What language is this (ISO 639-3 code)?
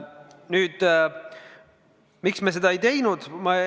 est